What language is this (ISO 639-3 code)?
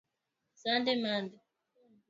swa